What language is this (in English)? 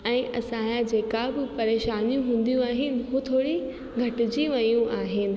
Sindhi